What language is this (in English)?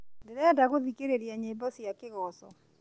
Kikuyu